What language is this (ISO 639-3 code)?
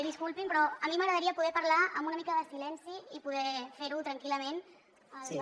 cat